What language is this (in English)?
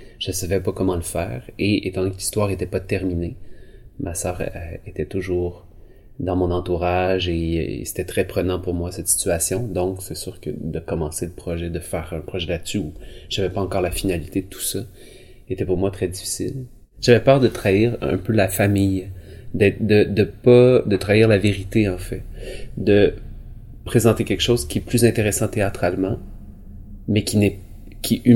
French